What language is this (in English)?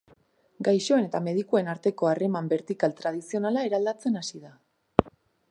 Basque